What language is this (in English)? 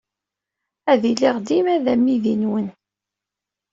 Kabyle